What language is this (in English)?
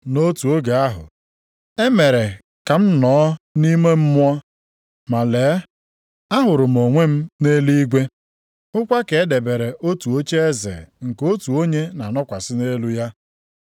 Igbo